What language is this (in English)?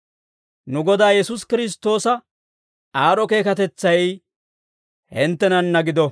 Dawro